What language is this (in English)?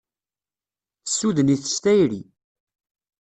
Kabyle